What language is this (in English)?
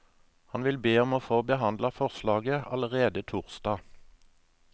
Norwegian